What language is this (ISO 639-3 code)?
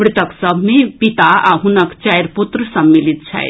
mai